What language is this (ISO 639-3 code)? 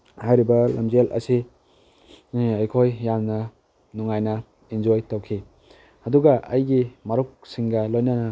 mni